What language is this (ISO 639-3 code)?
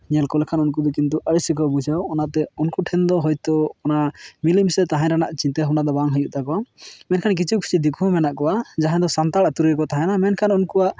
sat